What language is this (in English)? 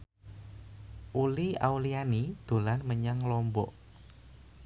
Javanese